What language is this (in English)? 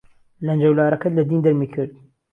Central Kurdish